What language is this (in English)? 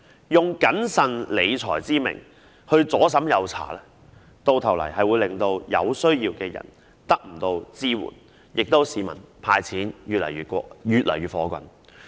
Cantonese